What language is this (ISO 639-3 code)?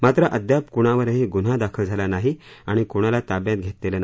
mar